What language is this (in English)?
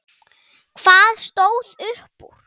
Icelandic